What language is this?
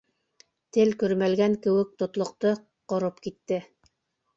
Bashkir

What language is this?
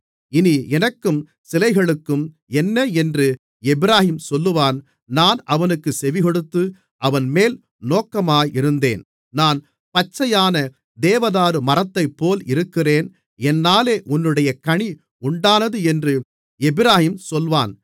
Tamil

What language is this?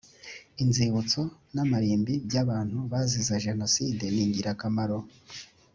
Kinyarwanda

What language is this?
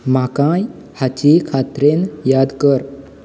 Konkani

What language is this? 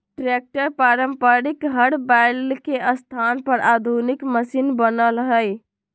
Magahi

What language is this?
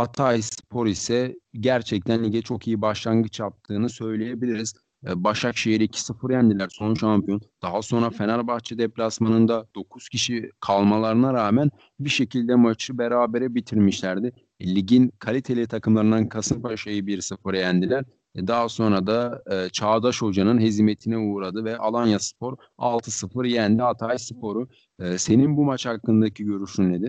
Turkish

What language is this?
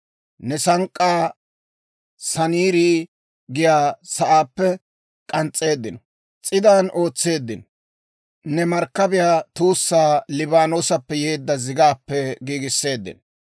Dawro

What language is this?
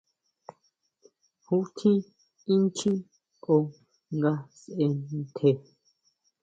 Huautla Mazatec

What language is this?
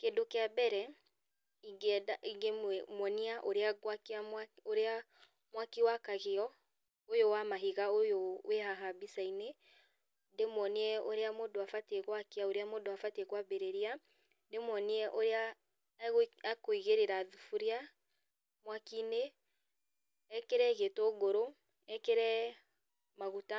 Kikuyu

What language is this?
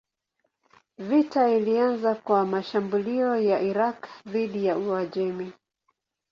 Swahili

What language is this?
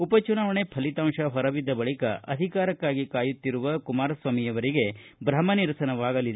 Kannada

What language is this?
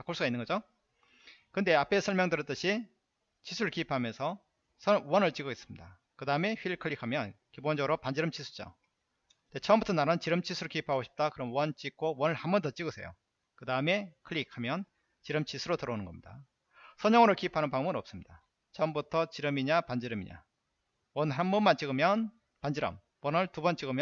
Korean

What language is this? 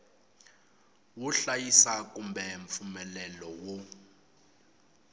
Tsonga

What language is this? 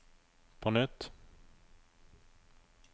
Norwegian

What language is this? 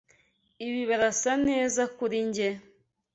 Kinyarwanda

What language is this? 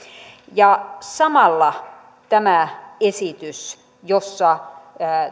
Finnish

